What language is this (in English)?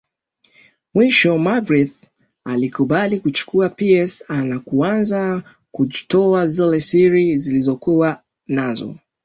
Swahili